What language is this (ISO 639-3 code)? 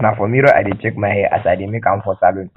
pcm